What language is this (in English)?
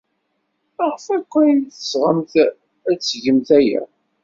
Kabyle